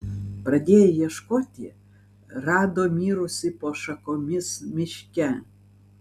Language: Lithuanian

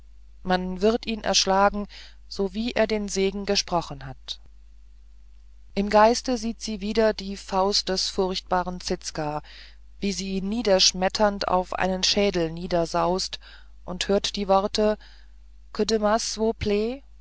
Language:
German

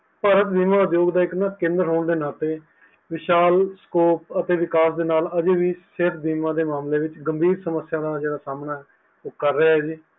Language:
Punjabi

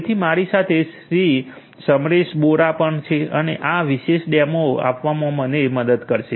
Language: Gujarati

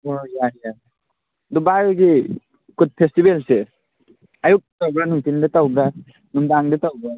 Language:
Manipuri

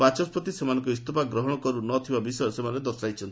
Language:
Odia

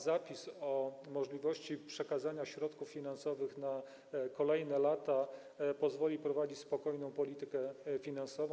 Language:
Polish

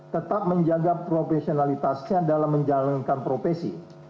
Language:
Indonesian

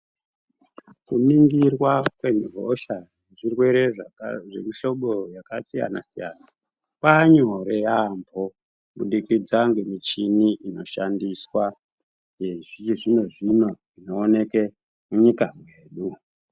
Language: Ndau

